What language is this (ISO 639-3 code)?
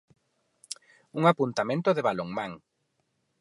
glg